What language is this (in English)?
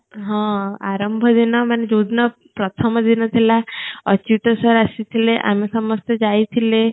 Odia